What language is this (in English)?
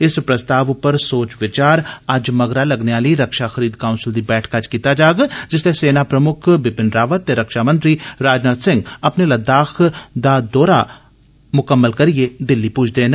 Dogri